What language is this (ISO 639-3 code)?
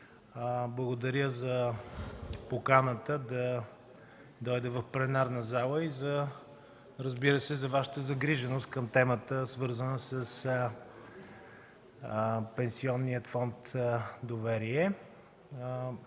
bul